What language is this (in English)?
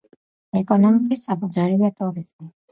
Georgian